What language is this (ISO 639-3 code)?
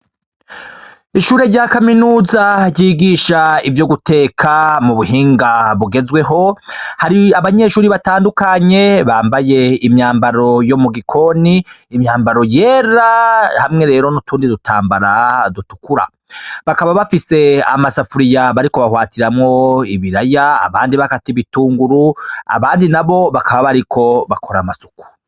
run